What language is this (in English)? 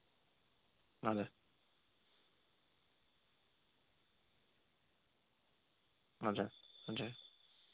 Nepali